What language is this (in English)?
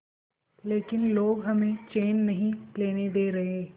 Hindi